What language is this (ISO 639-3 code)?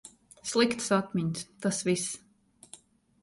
lav